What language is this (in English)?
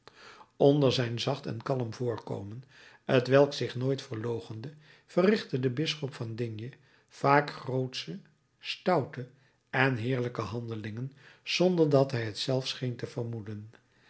Dutch